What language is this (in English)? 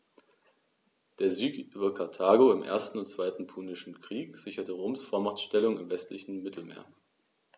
German